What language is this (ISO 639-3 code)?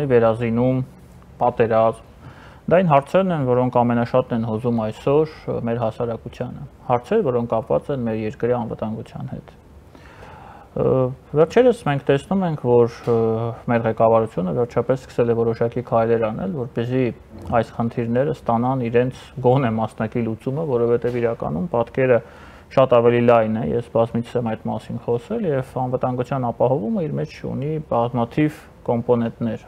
ron